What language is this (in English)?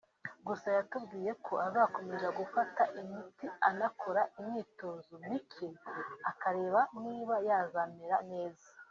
Kinyarwanda